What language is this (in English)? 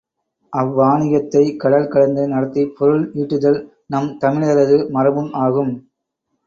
Tamil